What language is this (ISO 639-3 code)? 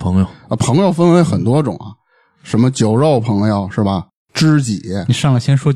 zho